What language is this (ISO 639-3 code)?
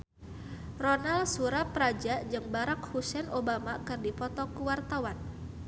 sun